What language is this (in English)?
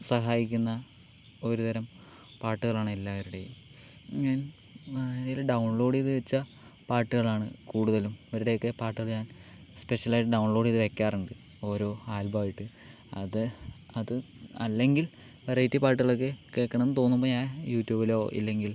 Malayalam